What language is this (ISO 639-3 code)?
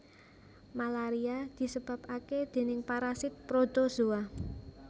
jav